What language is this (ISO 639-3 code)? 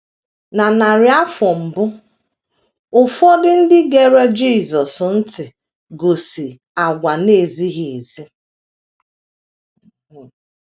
ibo